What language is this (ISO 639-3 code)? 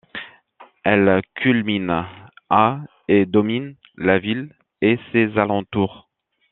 fra